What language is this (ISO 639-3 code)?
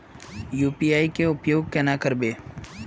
mag